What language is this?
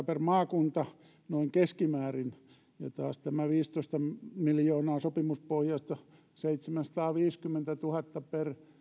Finnish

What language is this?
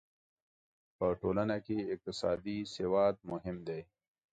Pashto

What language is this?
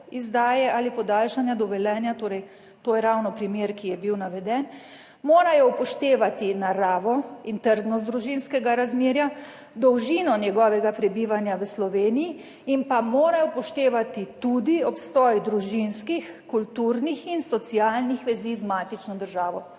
Slovenian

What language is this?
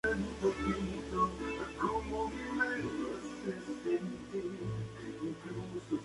Spanish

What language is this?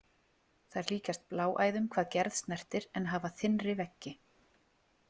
Icelandic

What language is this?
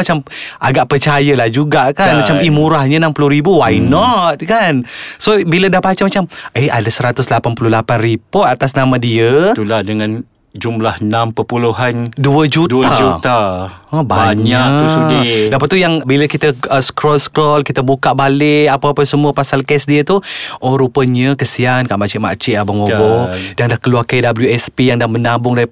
Malay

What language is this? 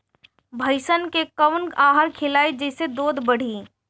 Bhojpuri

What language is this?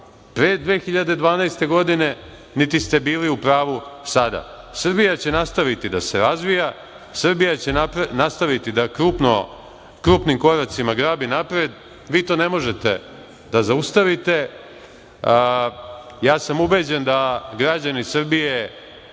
Serbian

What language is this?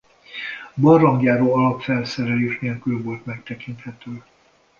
Hungarian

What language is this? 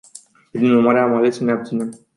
Romanian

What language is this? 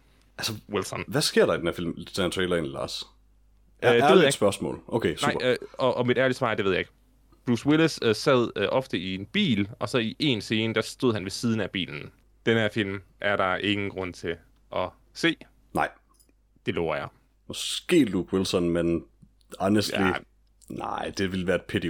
Danish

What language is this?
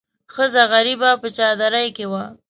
Pashto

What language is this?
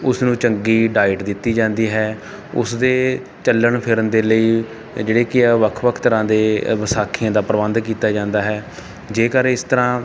Punjabi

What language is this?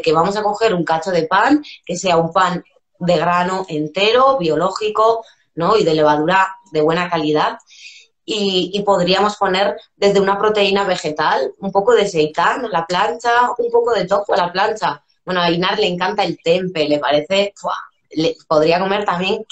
Spanish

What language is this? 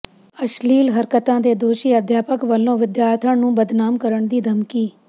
Punjabi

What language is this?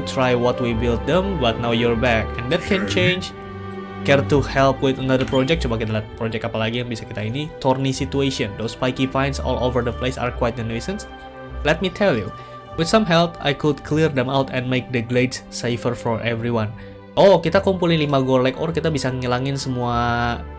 Indonesian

